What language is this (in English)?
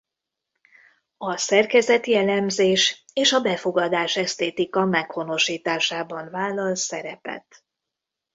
Hungarian